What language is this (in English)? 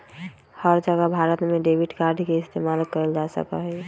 Magahi